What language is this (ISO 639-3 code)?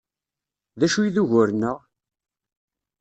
kab